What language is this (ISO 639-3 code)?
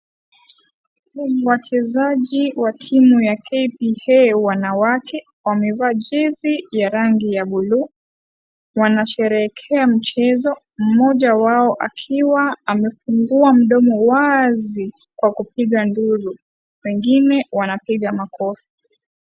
swa